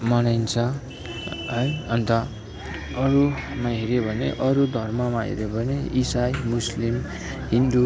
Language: Nepali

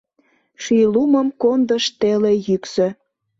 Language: Mari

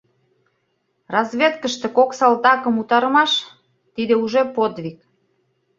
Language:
Mari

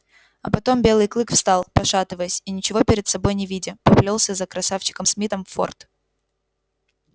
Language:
Russian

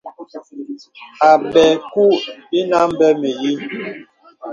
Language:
Bebele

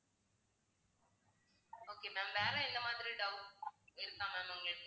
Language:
Tamil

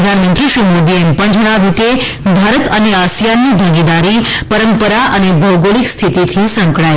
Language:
Gujarati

